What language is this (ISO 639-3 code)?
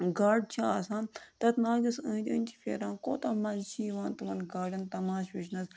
kas